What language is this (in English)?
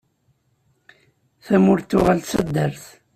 Kabyle